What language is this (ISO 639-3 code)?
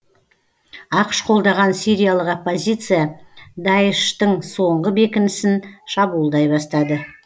kaz